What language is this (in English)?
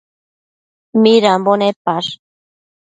Matsés